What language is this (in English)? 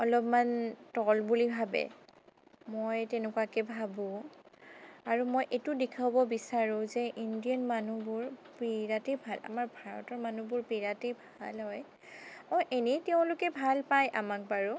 Assamese